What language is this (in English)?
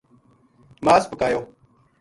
Gujari